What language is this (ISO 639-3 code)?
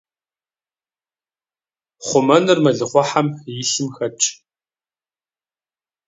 kbd